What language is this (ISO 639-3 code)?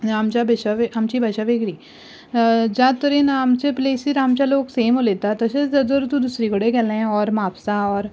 kok